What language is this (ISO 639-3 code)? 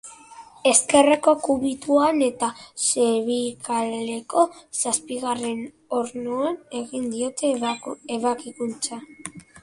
eus